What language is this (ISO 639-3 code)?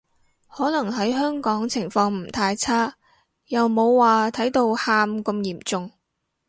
yue